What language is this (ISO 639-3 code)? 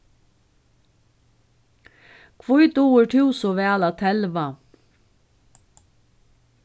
fao